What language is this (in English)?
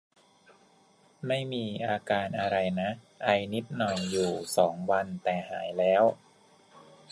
Thai